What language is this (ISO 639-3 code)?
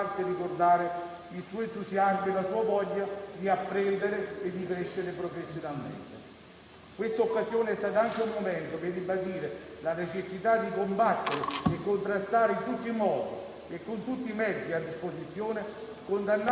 ita